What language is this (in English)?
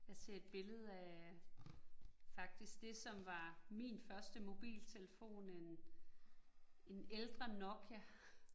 Danish